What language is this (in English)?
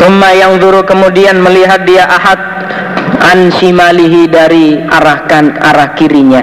Indonesian